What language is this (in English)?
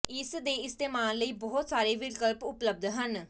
Punjabi